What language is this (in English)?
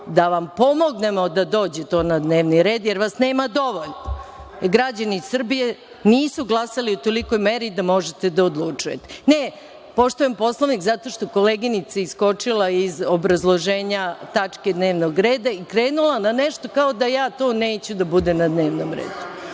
Serbian